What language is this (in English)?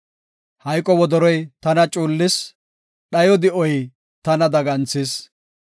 Gofa